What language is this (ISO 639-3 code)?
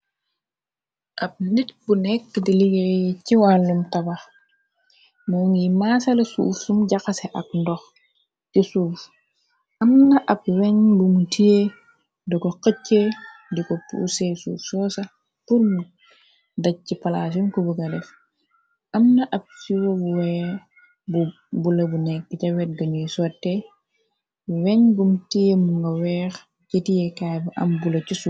wol